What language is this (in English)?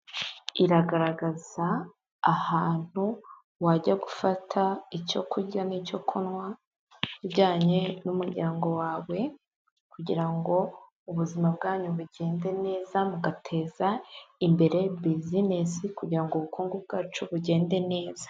Kinyarwanda